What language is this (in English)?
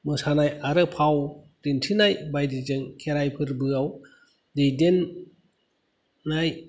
Bodo